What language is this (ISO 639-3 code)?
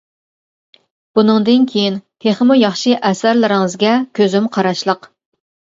uig